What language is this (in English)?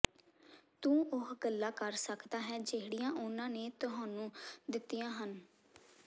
Punjabi